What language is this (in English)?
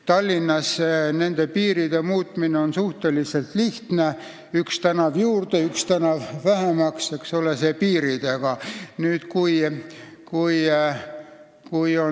Estonian